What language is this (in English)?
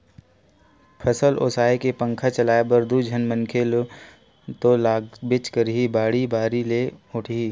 Chhattisgarhi